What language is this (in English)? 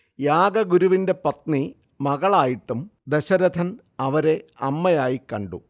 Malayalam